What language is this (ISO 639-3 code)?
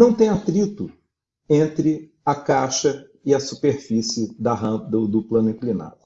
por